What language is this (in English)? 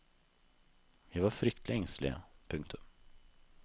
Norwegian